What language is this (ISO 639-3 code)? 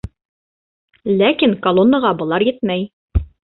bak